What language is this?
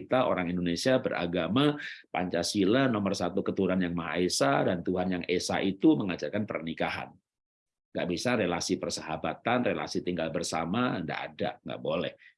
Indonesian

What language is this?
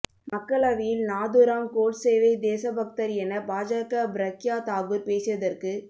Tamil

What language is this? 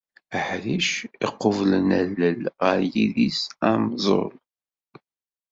Kabyle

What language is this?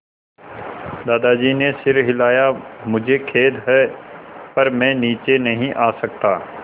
Hindi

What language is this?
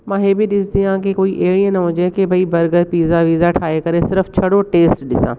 Sindhi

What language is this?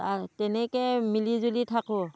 Assamese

